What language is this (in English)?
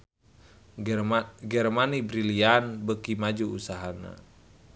Sundanese